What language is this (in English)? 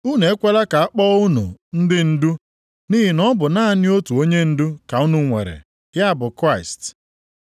Igbo